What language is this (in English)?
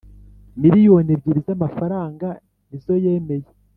Kinyarwanda